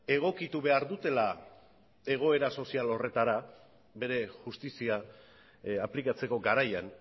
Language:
Basque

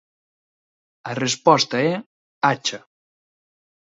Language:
Galician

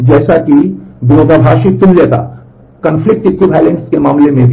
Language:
Hindi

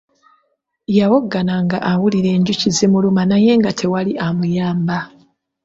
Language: Ganda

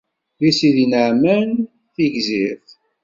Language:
Kabyle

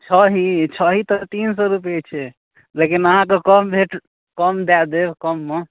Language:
Maithili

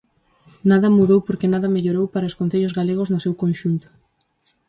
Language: Galician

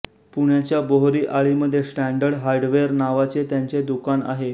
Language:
Marathi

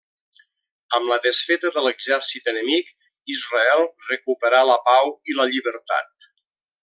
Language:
Catalan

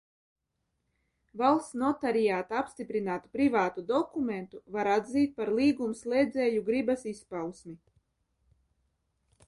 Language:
Latvian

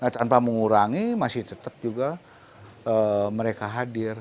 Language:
Indonesian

